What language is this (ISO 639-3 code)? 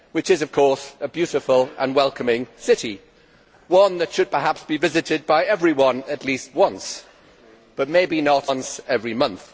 eng